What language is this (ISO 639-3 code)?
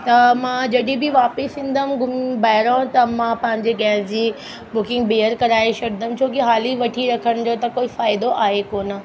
snd